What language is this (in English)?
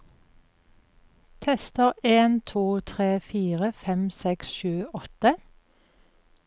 Norwegian